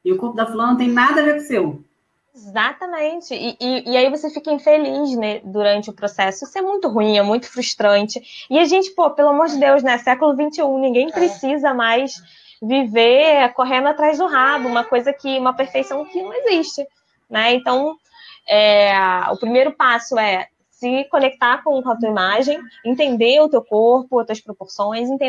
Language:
Portuguese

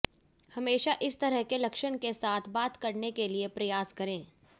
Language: Hindi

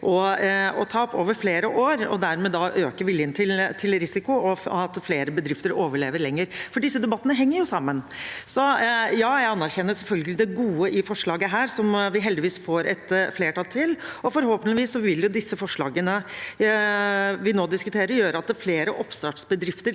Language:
Norwegian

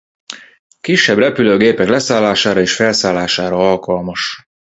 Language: Hungarian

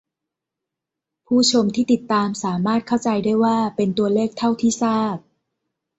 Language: Thai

